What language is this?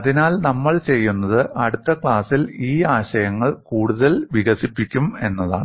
Malayalam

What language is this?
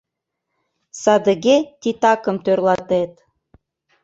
Mari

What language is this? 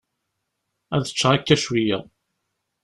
Kabyle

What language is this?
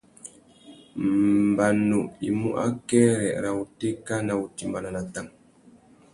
Tuki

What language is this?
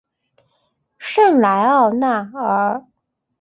Chinese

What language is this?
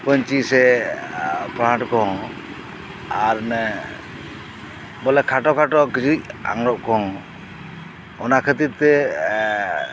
Santali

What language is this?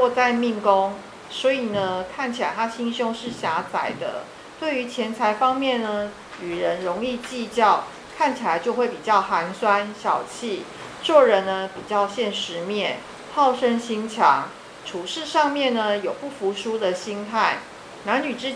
Chinese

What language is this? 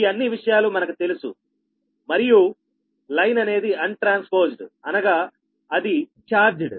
Telugu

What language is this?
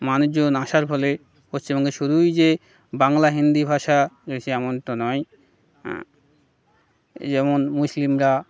Bangla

